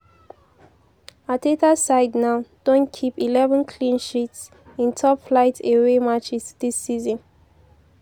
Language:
Nigerian Pidgin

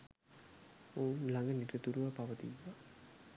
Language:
Sinhala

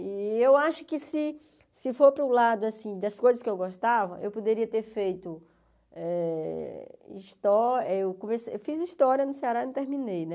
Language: Portuguese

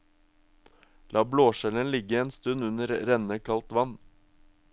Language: Norwegian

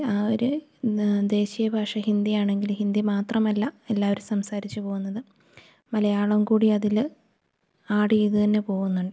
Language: Malayalam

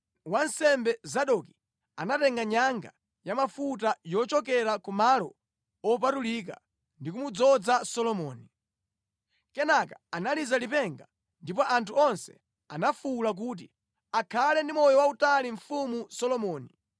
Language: Nyanja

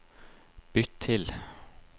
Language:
Norwegian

